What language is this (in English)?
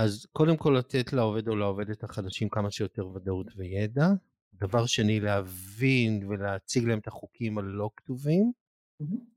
Hebrew